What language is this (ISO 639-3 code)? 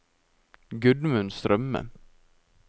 nor